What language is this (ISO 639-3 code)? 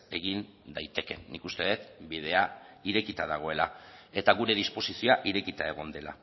eus